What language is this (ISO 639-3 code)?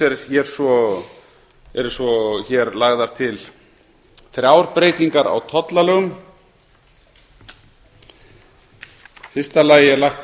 isl